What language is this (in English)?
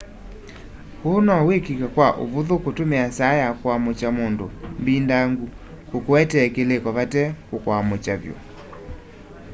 Kamba